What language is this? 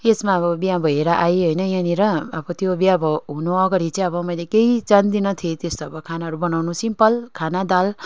Nepali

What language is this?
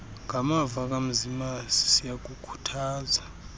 Xhosa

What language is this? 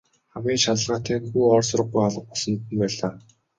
Mongolian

